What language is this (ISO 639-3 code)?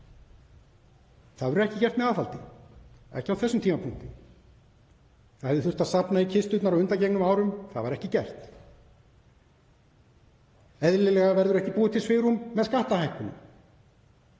isl